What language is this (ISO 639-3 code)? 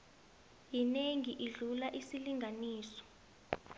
nbl